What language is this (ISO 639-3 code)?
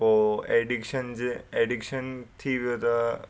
snd